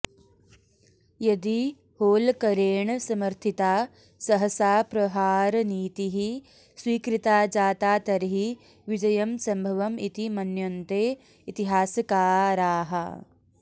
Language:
Sanskrit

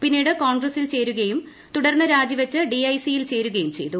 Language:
Malayalam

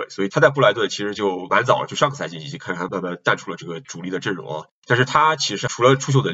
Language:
Chinese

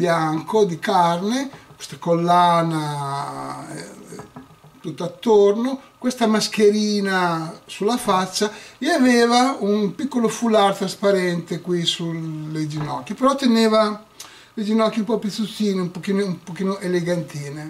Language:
Italian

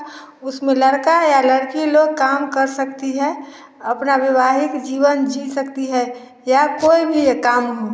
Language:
Hindi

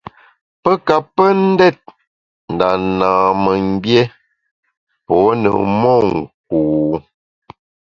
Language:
Bamun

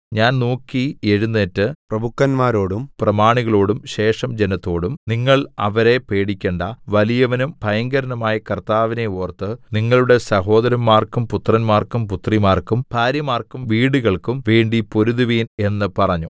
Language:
Malayalam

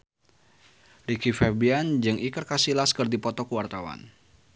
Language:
Sundanese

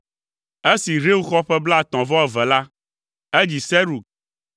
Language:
Ewe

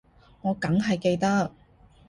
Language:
Cantonese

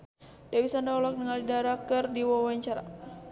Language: Sundanese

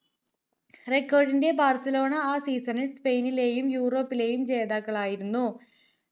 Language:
Malayalam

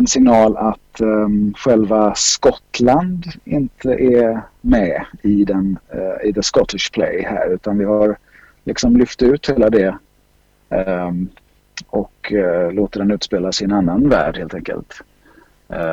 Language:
Swedish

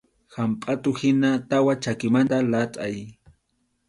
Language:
Arequipa-La Unión Quechua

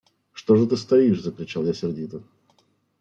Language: Russian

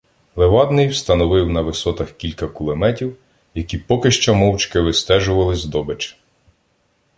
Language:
Ukrainian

